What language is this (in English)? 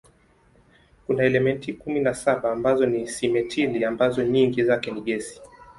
Swahili